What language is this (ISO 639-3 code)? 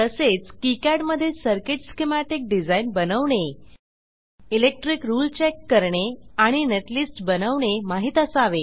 mar